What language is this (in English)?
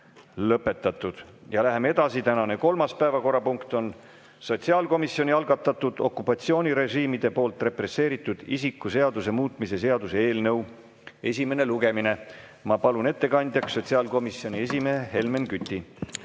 Estonian